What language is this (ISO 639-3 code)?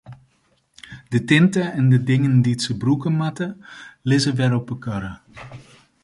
fry